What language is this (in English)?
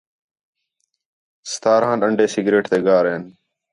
Khetrani